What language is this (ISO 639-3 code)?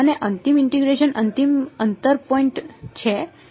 guj